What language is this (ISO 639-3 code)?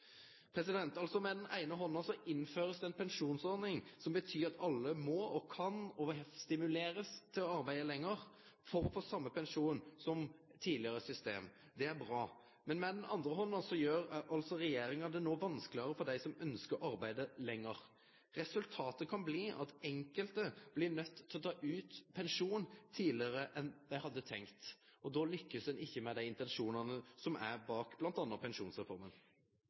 nno